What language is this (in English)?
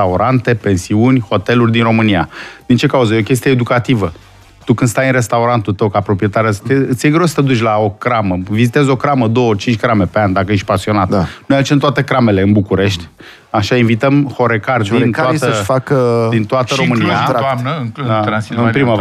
Romanian